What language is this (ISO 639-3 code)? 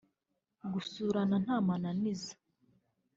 kin